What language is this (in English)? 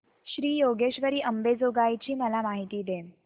Marathi